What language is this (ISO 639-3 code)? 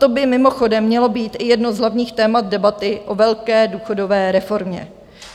ces